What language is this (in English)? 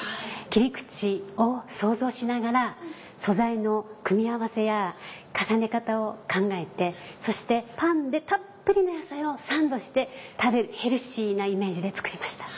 Japanese